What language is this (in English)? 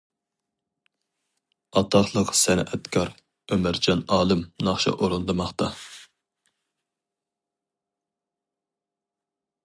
Uyghur